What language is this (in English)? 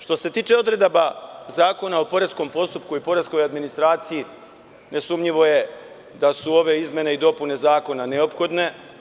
Serbian